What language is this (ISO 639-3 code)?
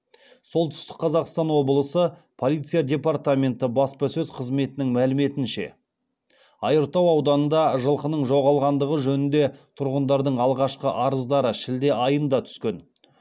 kaz